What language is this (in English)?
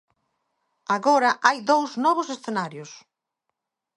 Galician